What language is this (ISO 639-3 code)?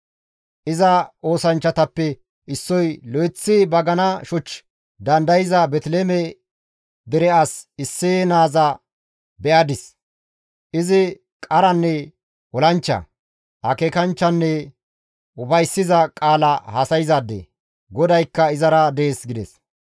gmv